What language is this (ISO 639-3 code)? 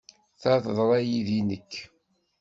kab